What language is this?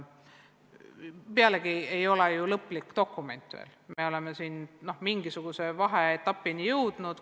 Estonian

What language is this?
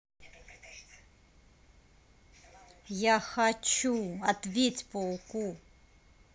Russian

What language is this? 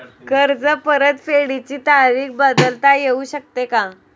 Marathi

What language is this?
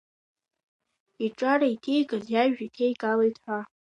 Abkhazian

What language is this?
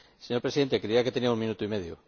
Spanish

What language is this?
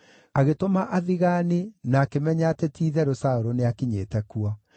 Kikuyu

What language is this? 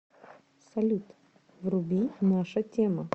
Russian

